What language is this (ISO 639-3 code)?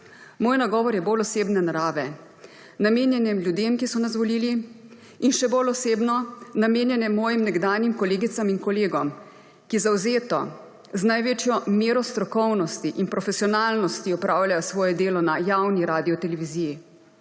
slv